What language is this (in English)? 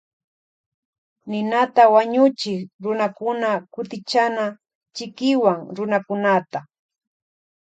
Loja Highland Quichua